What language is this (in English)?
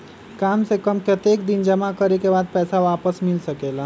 Magahi